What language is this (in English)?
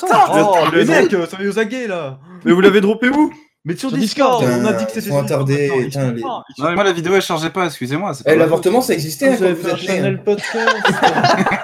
French